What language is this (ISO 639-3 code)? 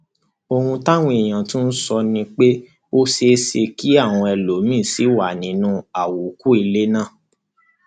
yor